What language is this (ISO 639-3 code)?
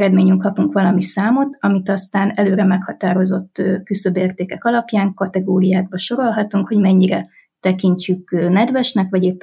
hun